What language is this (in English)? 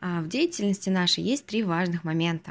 Russian